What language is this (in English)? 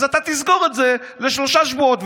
Hebrew